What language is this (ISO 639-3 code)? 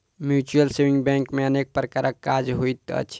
mai